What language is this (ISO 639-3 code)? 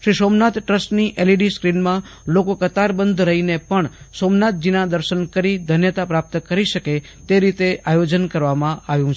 guj